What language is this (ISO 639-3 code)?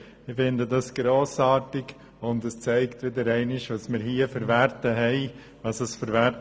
gsw